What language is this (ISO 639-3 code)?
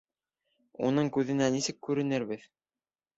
bak